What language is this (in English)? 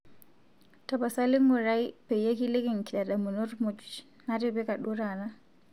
Masai